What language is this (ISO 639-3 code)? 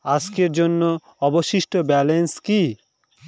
ben